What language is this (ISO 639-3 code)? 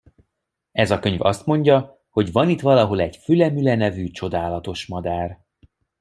hun